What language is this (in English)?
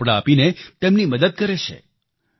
Gujarati